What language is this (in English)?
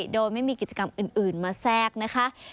Thai